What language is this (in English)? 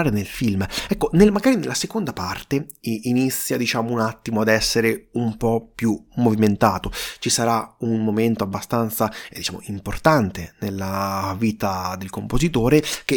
Italian